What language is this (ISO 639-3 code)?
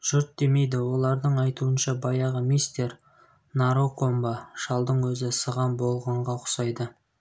kaz